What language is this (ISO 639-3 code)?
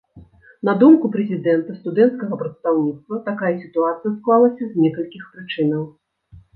bel